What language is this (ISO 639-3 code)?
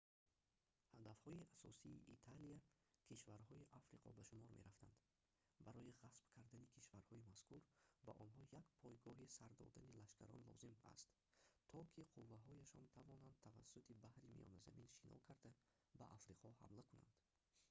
tgk